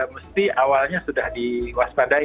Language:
Indonesian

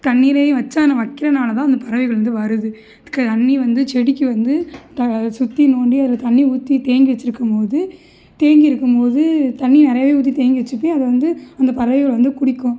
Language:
Tamil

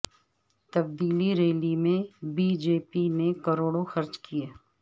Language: Urdu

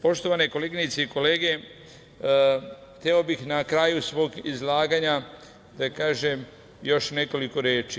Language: Serbian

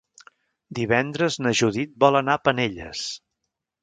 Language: Catalan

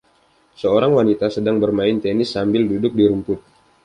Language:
Indonesian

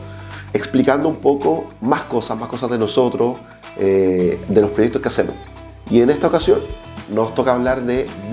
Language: Spanish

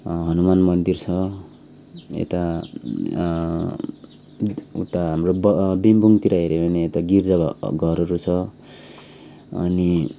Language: Nepali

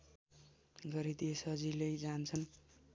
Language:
Nepali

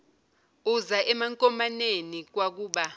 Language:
Zulu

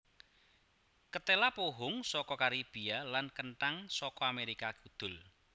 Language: Javanese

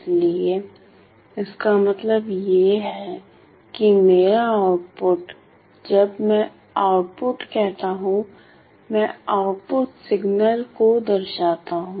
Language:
Hindi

